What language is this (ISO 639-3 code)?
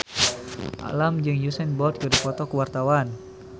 sun